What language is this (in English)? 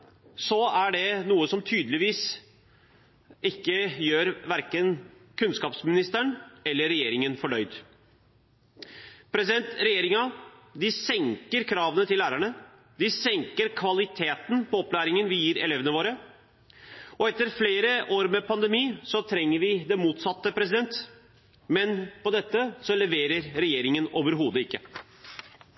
Norwegian Bokmål